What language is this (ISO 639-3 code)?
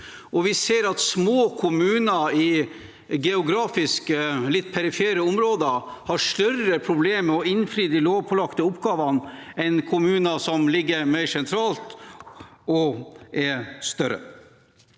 nor